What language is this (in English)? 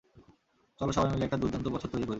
Bangla